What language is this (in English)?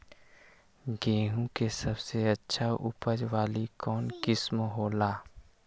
Magahi